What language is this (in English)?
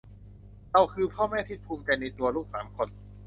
Thai